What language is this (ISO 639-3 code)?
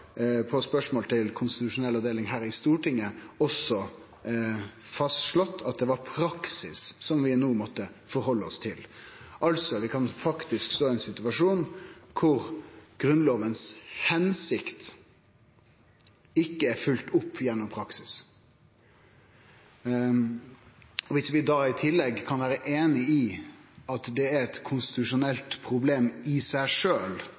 nno